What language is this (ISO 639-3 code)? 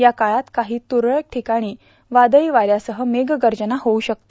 mar